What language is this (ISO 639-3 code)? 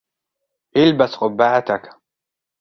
ara